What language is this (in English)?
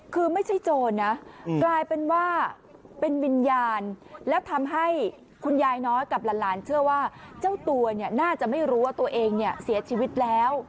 Thai